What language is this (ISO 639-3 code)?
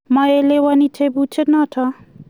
kln